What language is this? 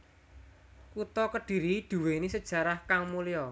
Javanese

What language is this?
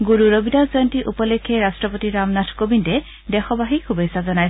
Assamese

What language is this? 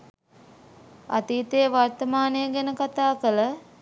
Sinhala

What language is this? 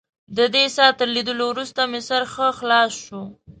Pashto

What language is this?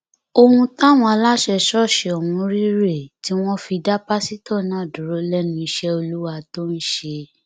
Yoruba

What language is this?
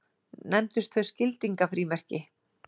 Icelandic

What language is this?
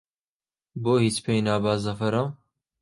Central Kurdish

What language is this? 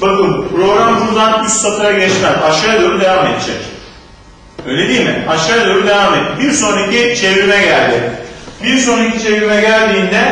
Turkish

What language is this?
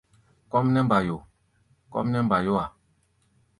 Gbaya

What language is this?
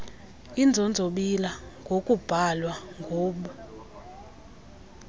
Xhosa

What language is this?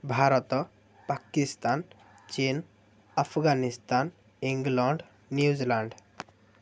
Odia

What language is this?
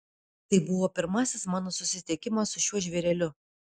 Lithuanian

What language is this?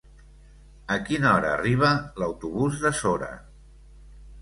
Catalan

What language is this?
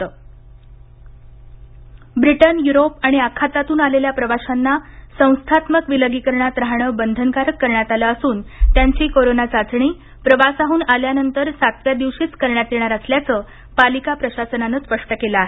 Marathi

